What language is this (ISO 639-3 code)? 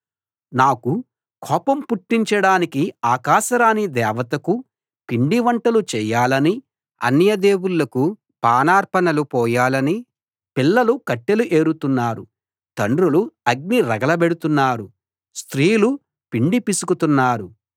tel